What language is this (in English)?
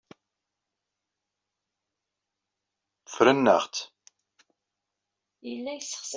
Kabyle